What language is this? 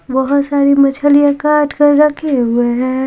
Hindi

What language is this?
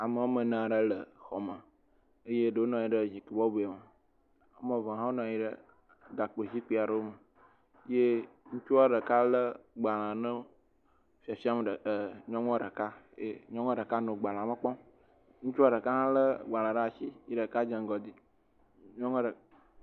Ewe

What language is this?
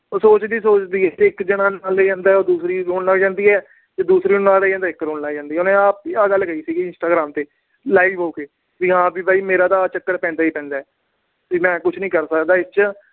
Punjabi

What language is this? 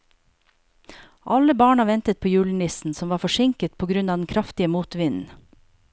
Norwegian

